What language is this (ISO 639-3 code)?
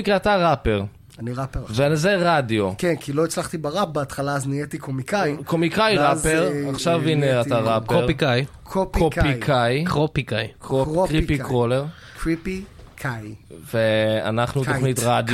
heb